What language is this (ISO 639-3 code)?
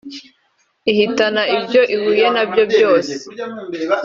kin